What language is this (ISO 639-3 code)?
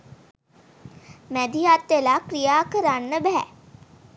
sin